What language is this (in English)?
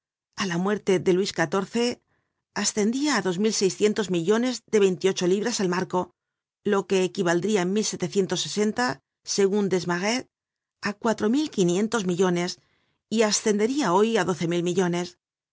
Spanish